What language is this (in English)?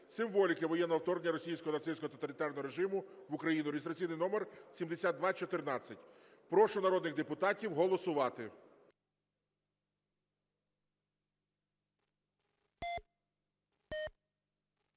Ukrainian